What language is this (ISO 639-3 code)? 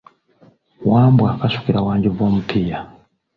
lug